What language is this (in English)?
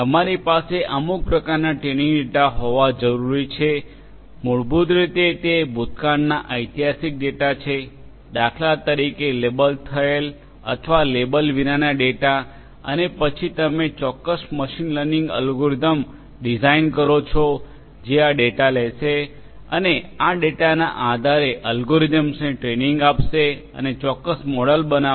Gujarati